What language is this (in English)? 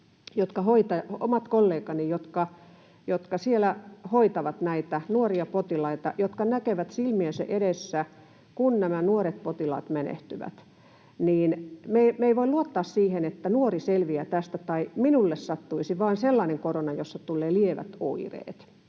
Finnish